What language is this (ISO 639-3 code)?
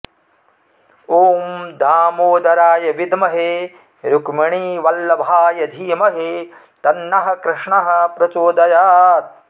san